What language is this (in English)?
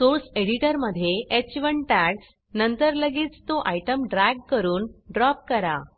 Marathi